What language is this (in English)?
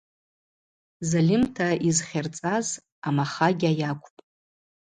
Abaza